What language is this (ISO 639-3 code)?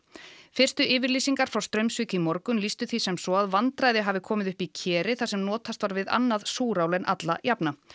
isl